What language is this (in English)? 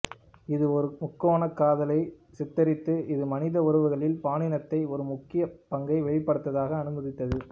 Tamil